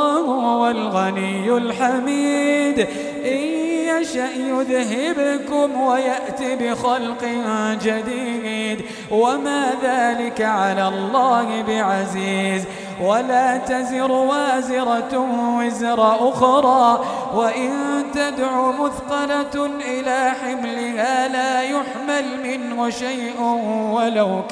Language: Arabic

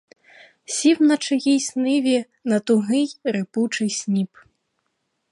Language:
Ukrainian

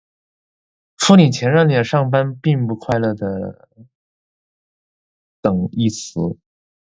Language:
Chinese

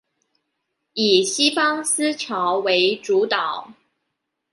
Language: Chinese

